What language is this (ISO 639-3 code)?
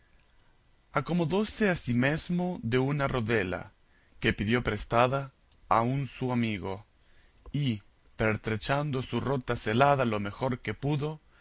spa